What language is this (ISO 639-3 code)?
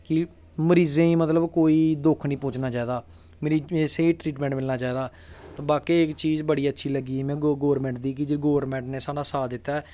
doi